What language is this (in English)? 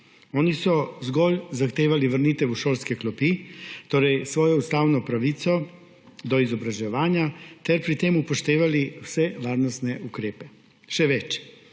Slovenian